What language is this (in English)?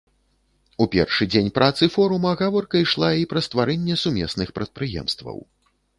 Belarusian